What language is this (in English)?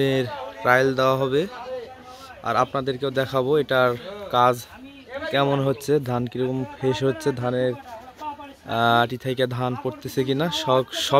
Arabic